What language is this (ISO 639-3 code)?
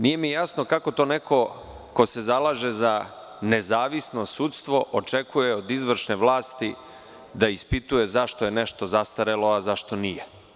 srp